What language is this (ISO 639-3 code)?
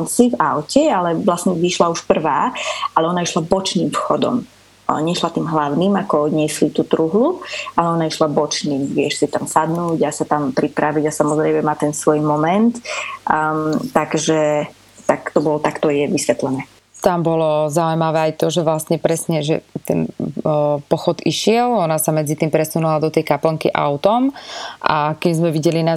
slk